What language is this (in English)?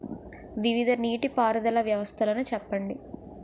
Telugu